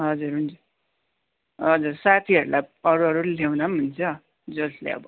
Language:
Nepali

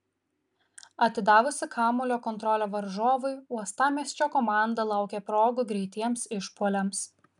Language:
Lithuanian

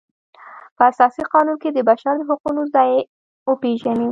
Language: Pashto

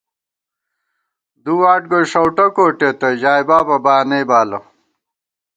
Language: Gawar-Bati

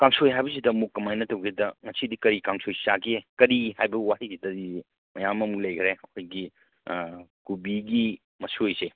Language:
Manipuri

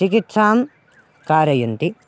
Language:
Sanskrit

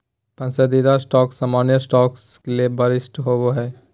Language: Magahi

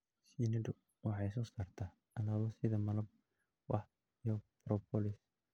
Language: Somali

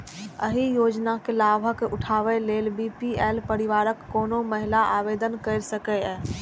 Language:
Maithili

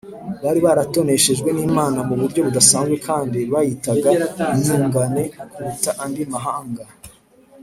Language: Kinyarwanda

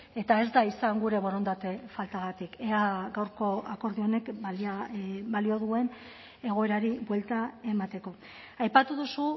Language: Basque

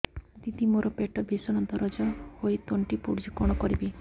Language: Odia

